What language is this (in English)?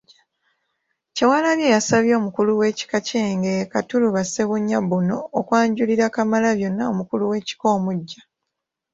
Ganda